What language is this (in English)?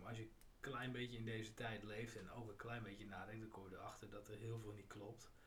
Dutch